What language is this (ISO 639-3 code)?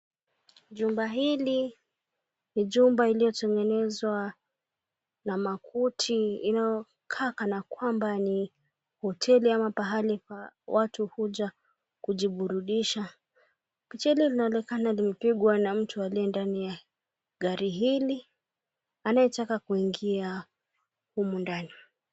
swa